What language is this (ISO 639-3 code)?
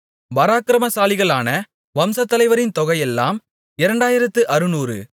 tam